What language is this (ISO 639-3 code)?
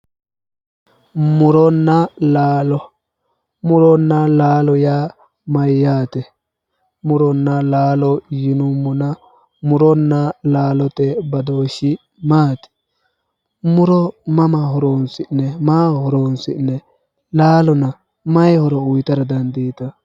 sid